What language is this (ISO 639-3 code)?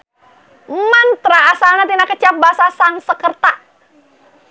sun